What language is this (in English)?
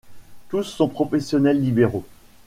French